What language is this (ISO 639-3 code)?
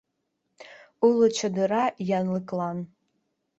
chm